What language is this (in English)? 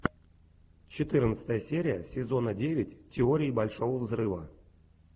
Russian